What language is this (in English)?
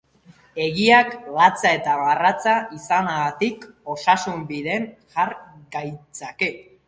Basque